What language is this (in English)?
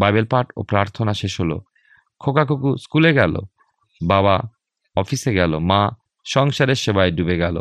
Bangla